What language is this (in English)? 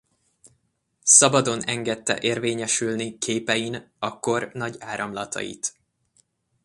Hungarian